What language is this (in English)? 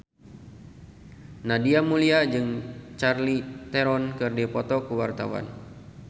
Sundanese